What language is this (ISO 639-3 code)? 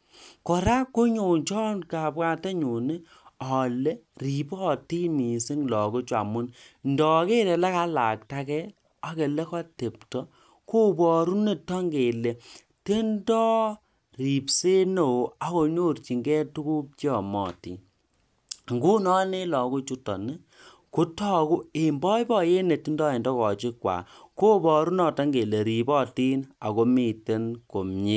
kln